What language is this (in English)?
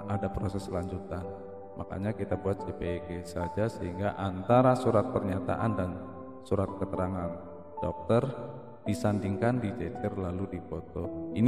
Indonesian